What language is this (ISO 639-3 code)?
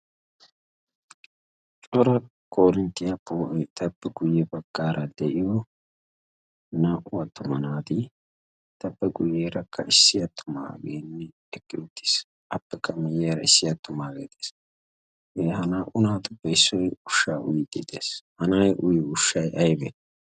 wal